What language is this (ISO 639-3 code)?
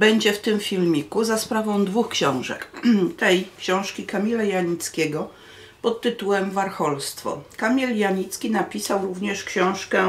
pol